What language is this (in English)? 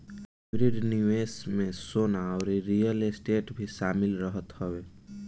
Bhojpuri